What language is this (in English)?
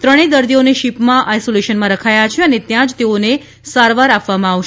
Gujarati